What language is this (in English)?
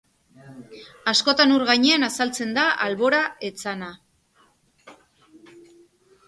Basque